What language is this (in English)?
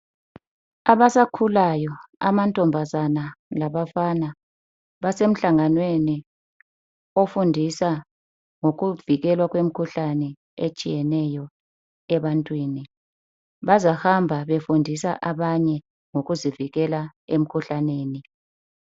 North Ndebele